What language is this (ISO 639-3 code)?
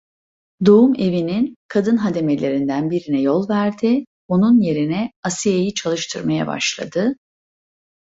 tur